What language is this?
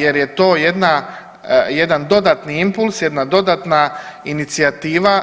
Croatian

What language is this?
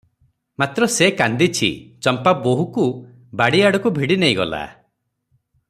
Odia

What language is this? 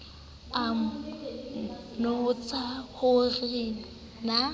Southern Sotho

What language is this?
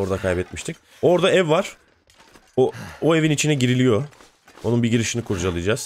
Turkish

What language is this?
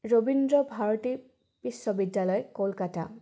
Assamese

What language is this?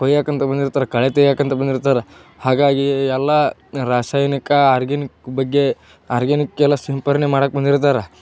Kannada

